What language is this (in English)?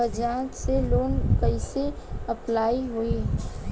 Bhojpuri